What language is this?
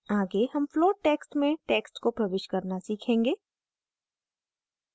Hindi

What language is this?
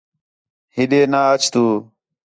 Khetrani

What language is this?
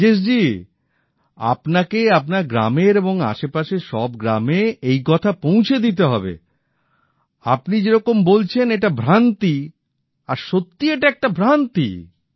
Bangla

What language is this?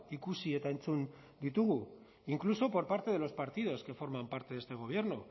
Spanish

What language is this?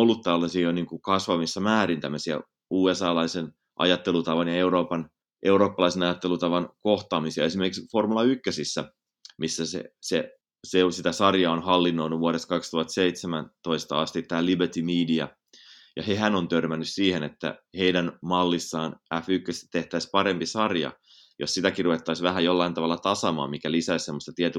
Finnish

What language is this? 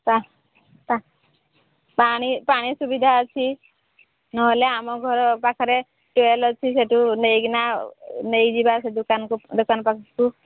Odia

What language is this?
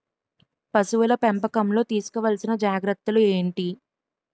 Telugu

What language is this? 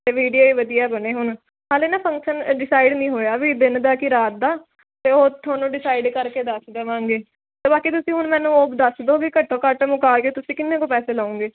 Punjabi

